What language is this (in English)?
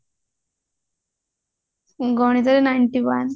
Odia